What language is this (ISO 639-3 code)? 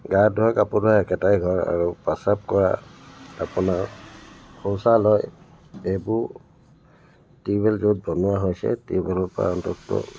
asm